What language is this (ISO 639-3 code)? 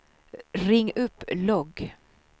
swe